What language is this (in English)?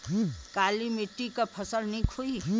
Bhojpuri